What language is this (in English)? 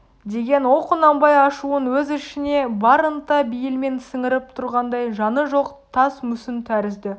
Kazakh